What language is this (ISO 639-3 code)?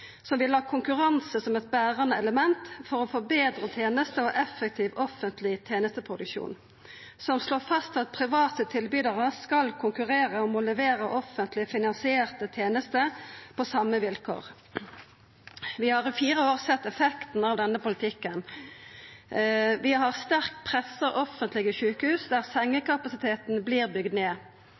nno